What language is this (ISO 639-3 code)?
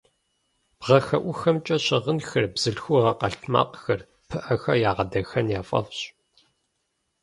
kbd